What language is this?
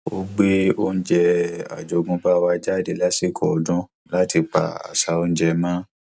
Yoruba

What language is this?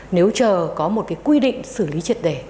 Vietnamese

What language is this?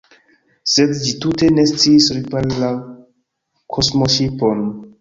Esperanto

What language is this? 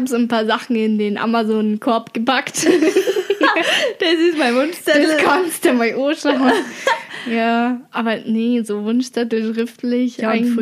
German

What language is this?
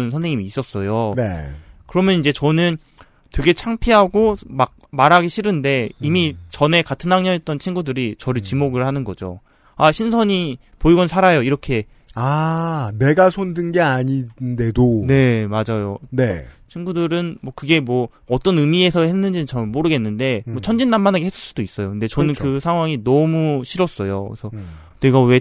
Korean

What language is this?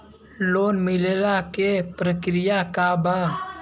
Bhojpuri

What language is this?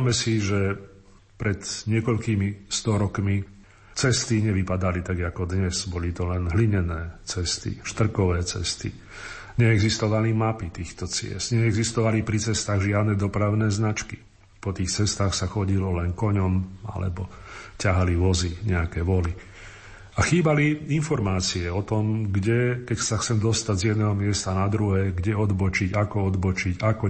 Slovak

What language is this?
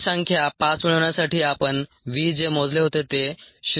Marathi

